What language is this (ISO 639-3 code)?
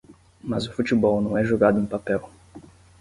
por